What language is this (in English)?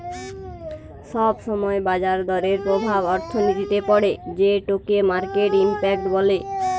Bangla